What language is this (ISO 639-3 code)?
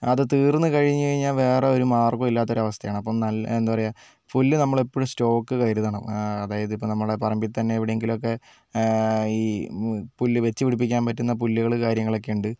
mal